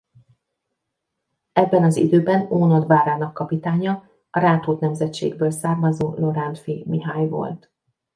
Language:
Hungarian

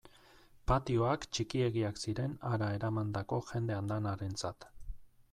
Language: Basque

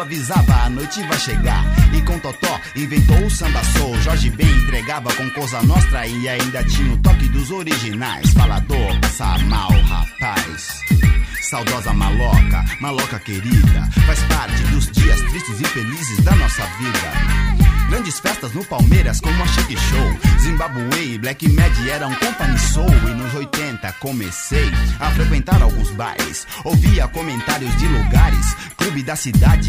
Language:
Portuguese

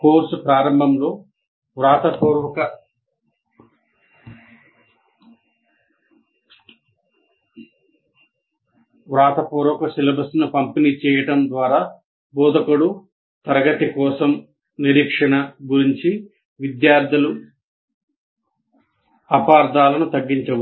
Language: Telugu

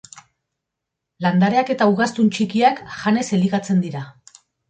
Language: Basque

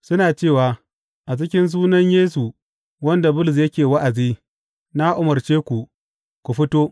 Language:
Hausa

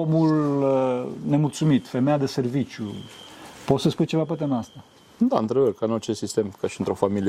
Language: Romanian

